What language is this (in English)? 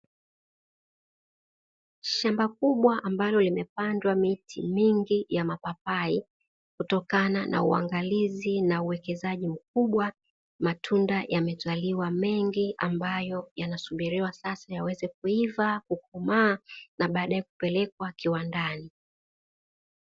Swahili